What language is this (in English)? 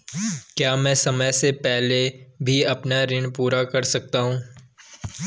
Hindi